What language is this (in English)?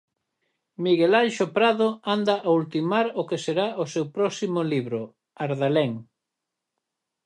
Galician